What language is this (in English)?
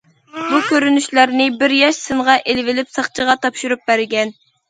Uyghur